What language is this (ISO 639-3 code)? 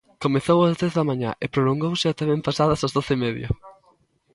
glg